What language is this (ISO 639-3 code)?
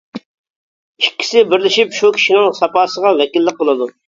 uig